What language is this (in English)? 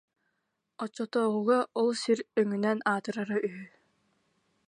Yakut